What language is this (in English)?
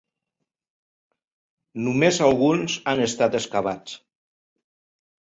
Catalan